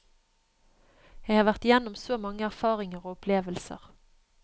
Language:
Norwegian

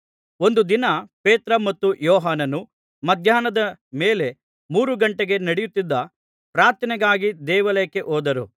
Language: Kannada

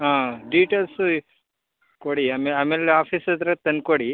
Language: Kannada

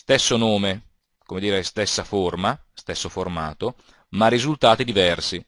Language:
Italian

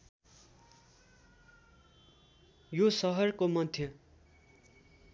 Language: Nepali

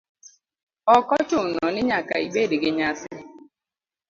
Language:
Luo (Kenya and Tanzania)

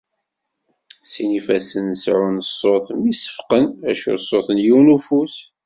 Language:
Kabyle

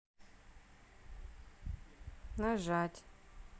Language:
Russian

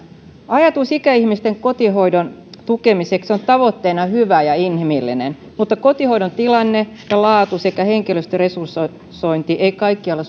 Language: Finnish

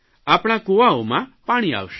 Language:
Gujarati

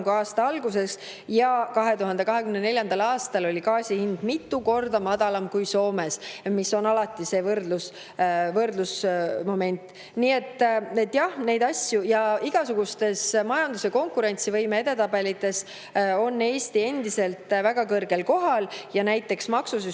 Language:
Estonian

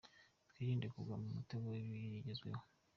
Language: Kinyarwanda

